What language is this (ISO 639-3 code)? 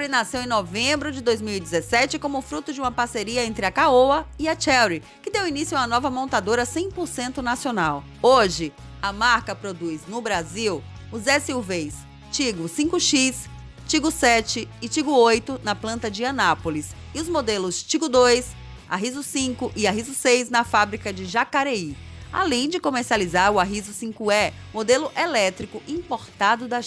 por